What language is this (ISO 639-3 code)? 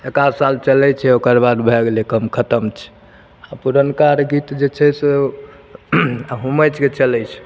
mai